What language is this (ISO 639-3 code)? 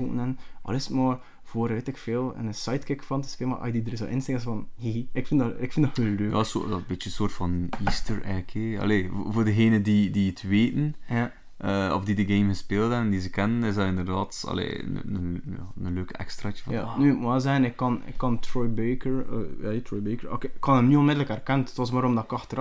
nld